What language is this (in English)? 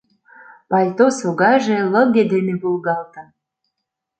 Mari